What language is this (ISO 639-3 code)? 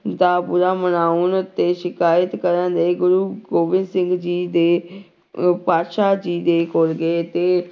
pan